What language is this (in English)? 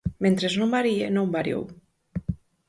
Galician